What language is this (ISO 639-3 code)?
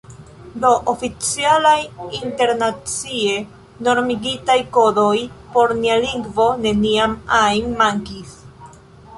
epo